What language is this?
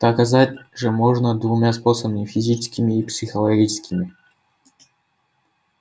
Russian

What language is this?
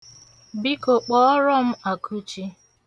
Igbo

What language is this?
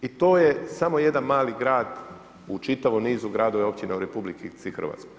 Croatian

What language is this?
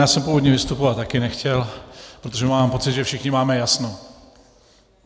Czech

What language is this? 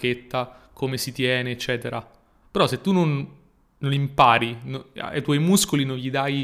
Italian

